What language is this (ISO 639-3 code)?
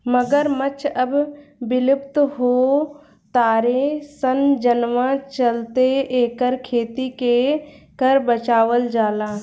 bho